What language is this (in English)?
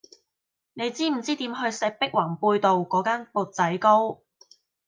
Cantonese